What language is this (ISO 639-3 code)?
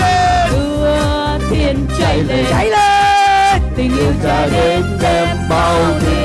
vie